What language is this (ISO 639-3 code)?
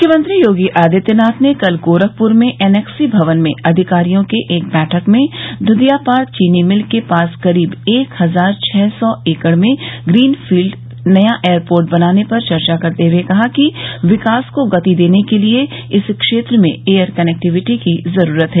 hin